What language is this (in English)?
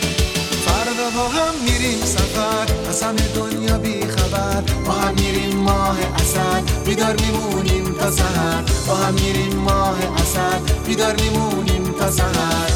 Persian